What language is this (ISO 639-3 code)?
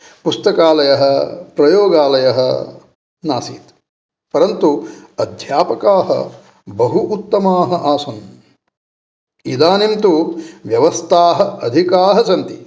san